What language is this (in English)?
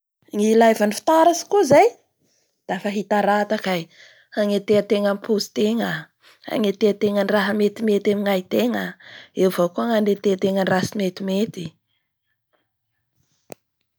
Bara Malagasy